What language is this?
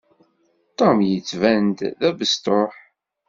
Kabyle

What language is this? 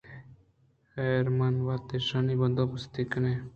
Eastern Balochi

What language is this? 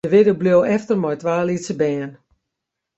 Western Frisian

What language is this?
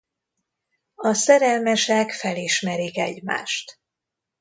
Hungarian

